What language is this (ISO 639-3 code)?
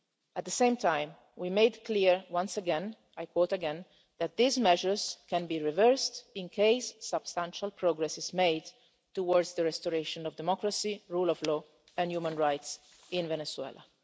eng